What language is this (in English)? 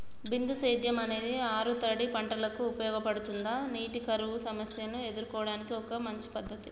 Telugu